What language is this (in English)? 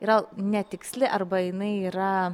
Lithuanian